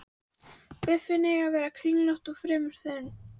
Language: Icelandic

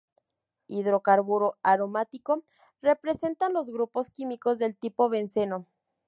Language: Spanish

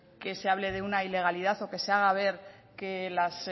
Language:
Spanish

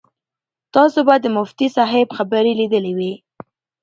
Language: Pashto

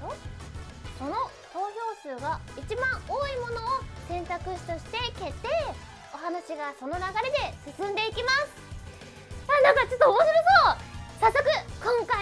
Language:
Japanese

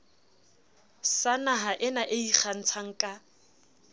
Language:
Southern Sotho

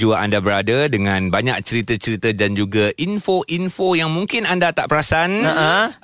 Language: Malay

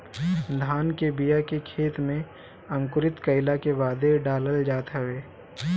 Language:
Bhojpuri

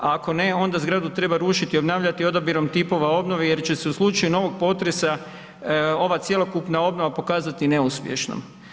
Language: Croatian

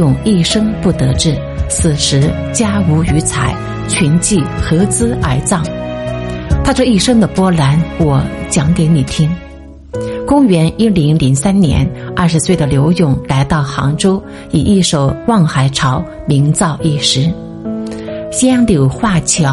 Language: Chinese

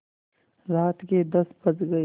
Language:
Hindi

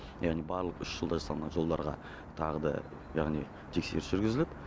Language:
Kazakh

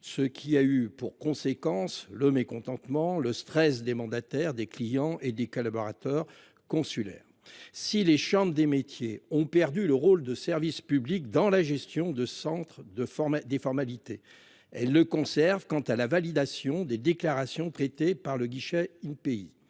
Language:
French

